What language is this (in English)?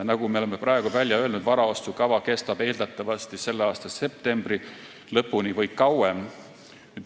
Estonian